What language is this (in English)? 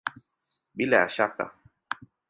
Swahili